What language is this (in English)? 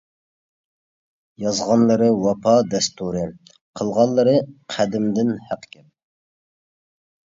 Uyghur